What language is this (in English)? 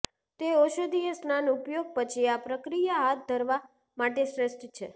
Gujarati